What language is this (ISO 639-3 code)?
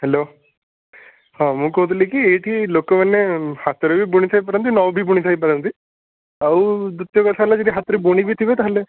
ori